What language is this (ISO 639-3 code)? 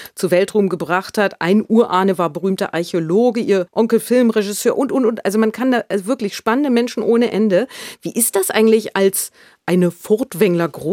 deu